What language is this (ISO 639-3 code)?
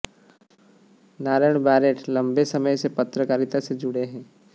hin